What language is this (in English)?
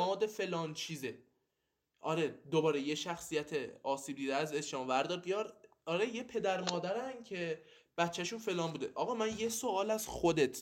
Persian